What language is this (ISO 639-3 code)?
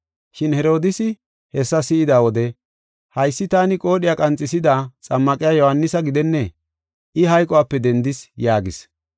gof